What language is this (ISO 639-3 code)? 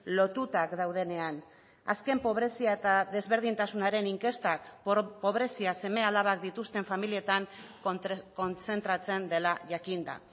eus